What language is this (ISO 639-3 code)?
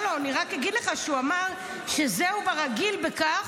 heb